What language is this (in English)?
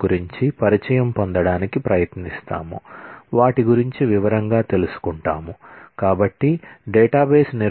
Telugu